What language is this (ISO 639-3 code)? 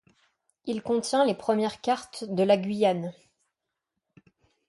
fra